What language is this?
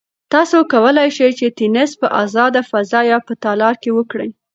Pashto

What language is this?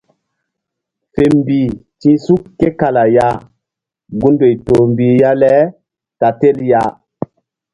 Mbum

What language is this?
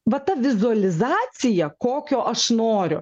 Lithuanian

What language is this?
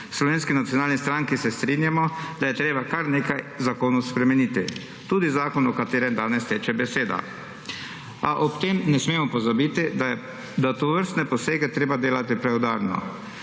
Slovenian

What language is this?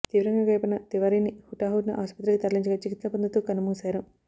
Telugu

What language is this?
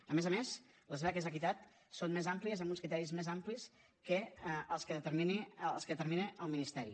Catalan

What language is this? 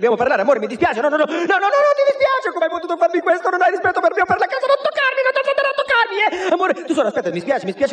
Italian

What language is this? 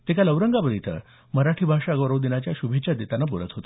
Marathi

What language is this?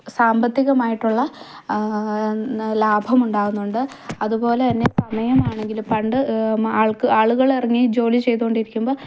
Malayalam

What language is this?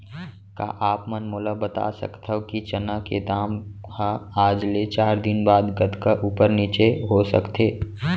Chhattisgarhi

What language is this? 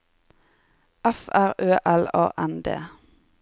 Norwegian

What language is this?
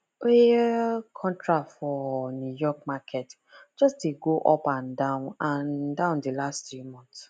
Nigerian Pidgin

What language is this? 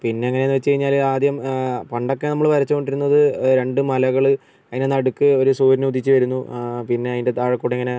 Malayalam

